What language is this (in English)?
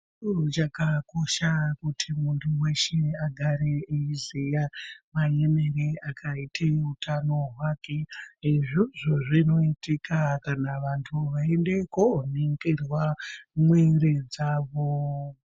Ndau